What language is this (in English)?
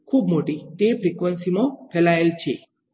Gujarati